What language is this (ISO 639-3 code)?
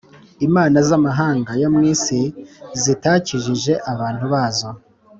kin